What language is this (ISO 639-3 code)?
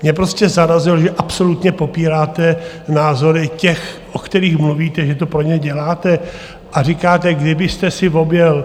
ces